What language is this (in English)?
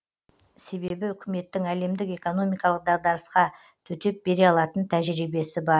Kazakh